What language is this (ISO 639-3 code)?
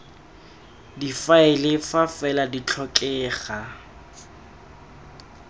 tsn